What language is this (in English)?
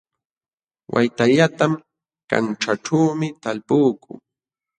Jauja Wanca Quechua